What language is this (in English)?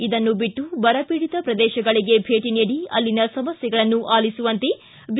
Kannada